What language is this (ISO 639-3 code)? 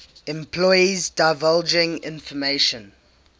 eng